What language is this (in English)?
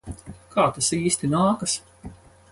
Latvian